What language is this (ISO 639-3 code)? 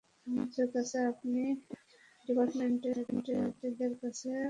ben